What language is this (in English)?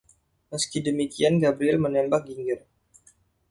Indonesian